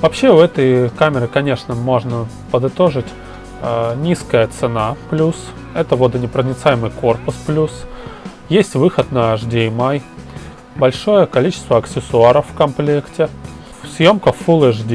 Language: Russian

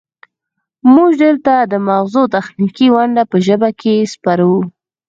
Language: Pashto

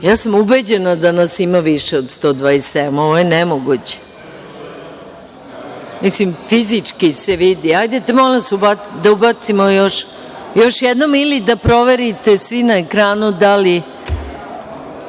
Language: Serbian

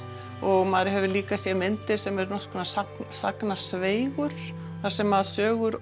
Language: Icelandic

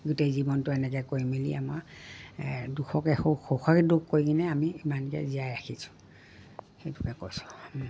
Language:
Assamese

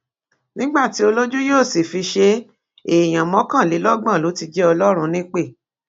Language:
Yoruba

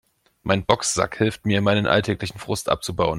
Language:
German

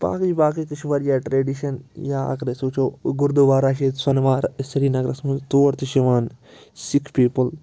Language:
Kashmiri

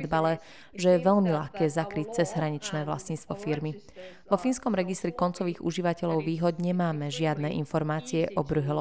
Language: Slovak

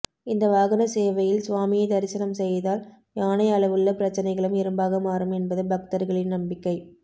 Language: Tamil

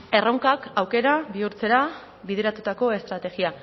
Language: Basque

